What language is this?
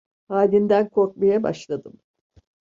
Turkish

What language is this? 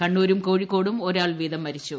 Malayalam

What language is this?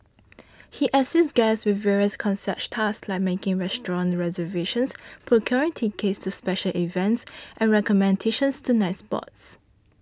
English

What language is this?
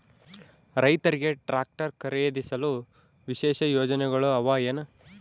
Kannada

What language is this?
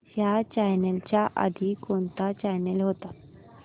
Marathi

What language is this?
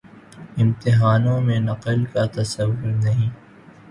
Urdu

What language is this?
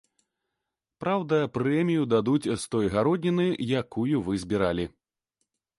Belarusian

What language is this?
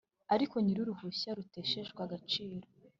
Kinyarwanda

